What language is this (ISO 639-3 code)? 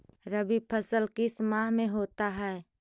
mag